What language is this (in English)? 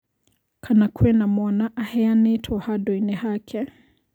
Kikuyu